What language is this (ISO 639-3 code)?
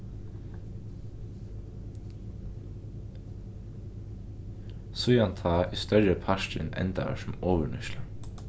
fao